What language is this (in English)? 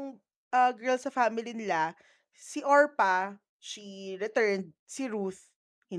Filipino